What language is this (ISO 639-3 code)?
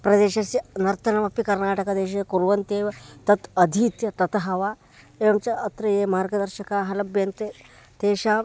san